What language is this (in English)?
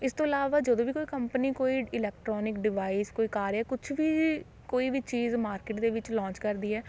Punjabi